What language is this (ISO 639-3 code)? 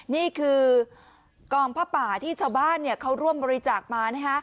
tha